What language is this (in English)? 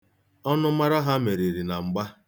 Igbo